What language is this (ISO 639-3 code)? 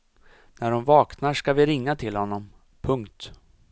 swe